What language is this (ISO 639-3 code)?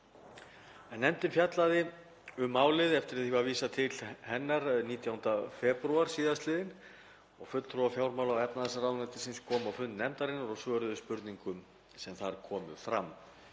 isl